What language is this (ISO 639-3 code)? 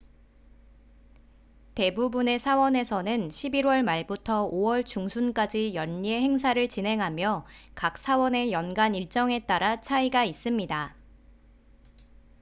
kor